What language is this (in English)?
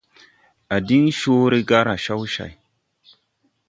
Tupuri